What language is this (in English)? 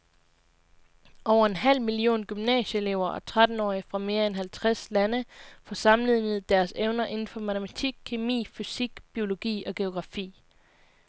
Danish